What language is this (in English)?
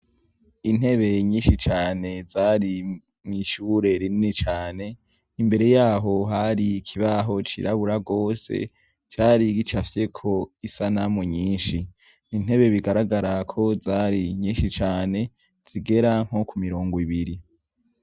Rundi